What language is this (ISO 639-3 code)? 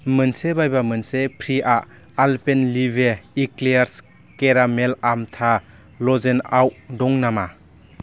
brx